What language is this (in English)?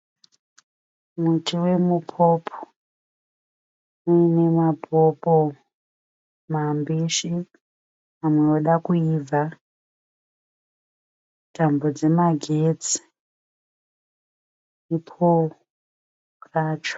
Shona